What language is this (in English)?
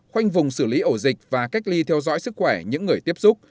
Vietnamese